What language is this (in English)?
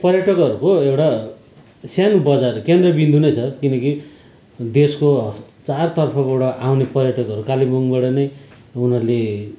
Nepali